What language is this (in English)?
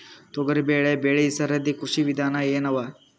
Kannada